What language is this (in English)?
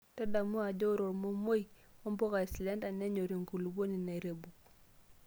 Masai